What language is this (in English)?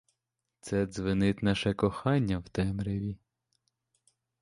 Ukrainian